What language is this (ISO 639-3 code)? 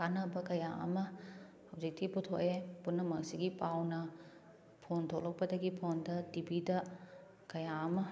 mni